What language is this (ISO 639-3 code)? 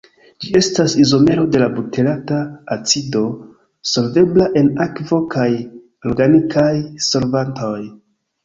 epo